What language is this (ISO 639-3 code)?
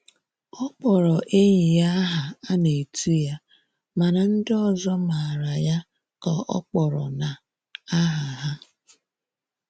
ibo